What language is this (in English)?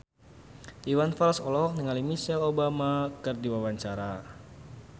Sundanese